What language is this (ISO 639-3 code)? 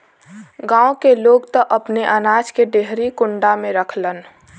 bho